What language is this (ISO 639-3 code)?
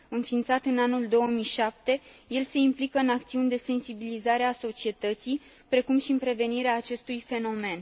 ron